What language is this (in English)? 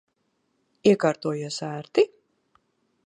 Latvian